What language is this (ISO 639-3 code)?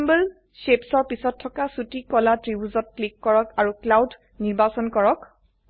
asm